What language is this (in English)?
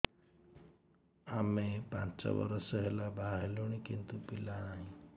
Odia